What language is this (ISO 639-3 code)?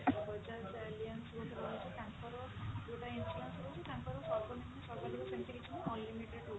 ori